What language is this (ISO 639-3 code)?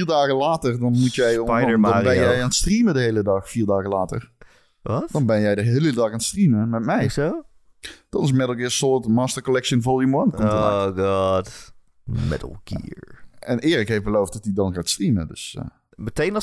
nld